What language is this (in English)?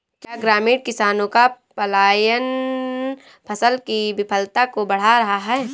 Hindi